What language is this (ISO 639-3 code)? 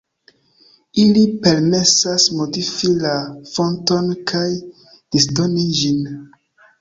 epo